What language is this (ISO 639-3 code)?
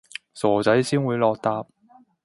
yue